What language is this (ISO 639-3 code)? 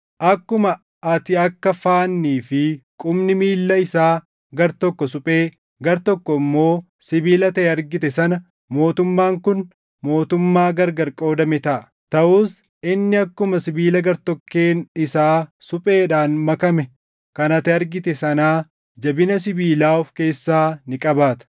orm